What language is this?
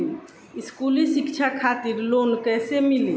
Bhojpuri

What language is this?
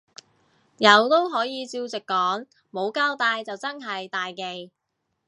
Cantonese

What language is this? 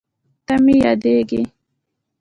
Pashto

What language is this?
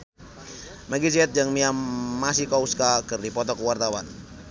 Sundanese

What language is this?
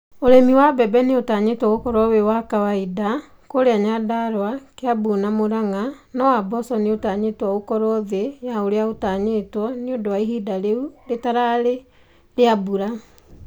Kikuyu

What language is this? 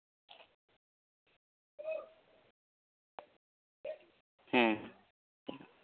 Santali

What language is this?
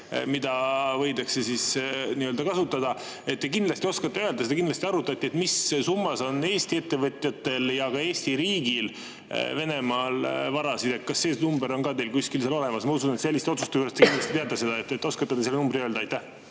Estonian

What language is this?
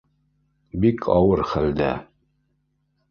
Bashkir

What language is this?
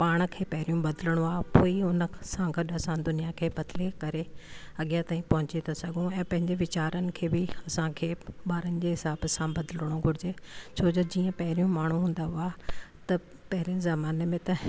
Sindhi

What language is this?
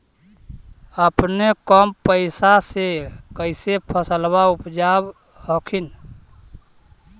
Magahi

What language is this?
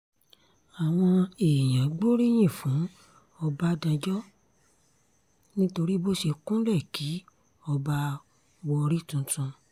Yoruba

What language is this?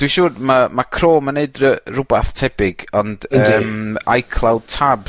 Welsh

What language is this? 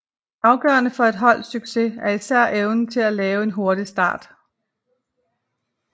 Danish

